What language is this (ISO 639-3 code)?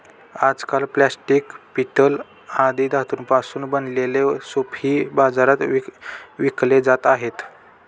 mar